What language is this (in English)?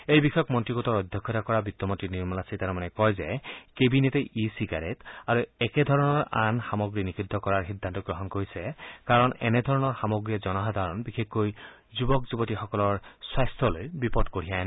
Assamese